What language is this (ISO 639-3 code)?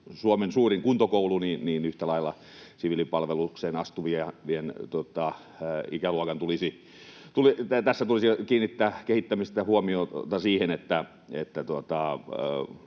fin